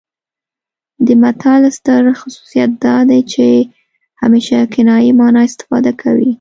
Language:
Pashto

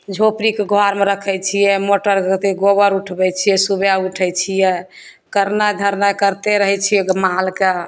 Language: Maithili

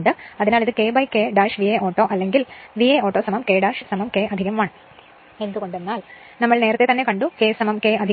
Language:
Malayalam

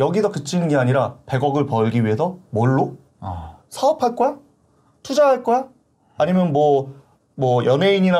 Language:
Korean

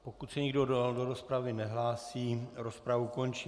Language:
Czech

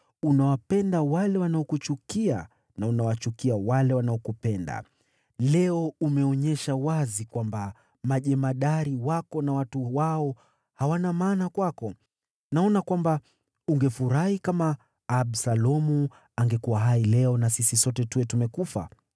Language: Swahili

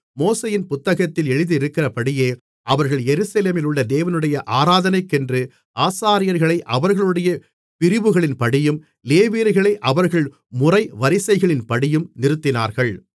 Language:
Tamil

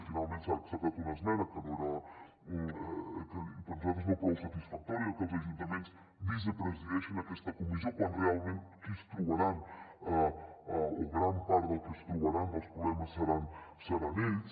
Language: Catalan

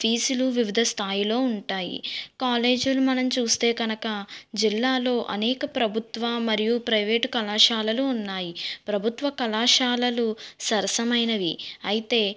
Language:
Telugu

